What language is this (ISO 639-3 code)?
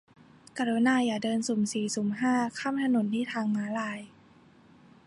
tha